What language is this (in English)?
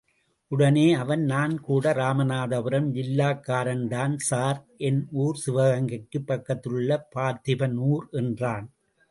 Tamil